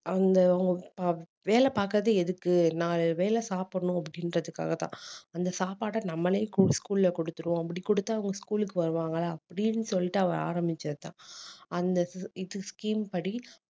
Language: Tamil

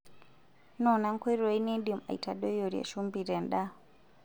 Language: Masai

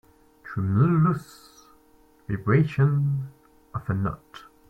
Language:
English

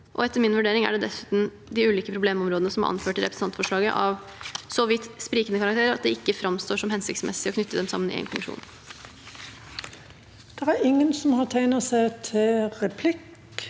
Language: Norwegian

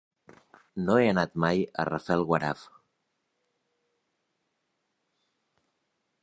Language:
Catalan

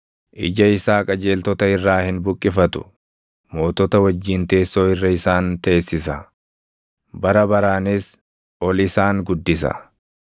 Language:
Oromo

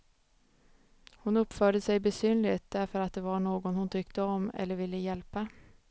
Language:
Swedish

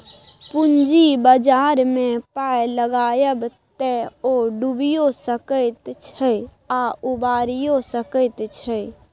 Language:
Maithili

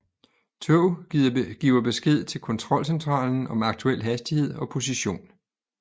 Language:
Danish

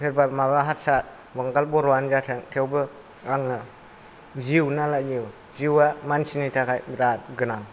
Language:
Bodo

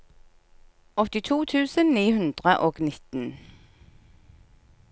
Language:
Norwegian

